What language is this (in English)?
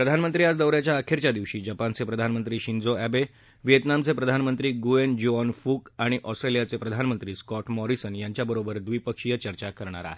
Marathi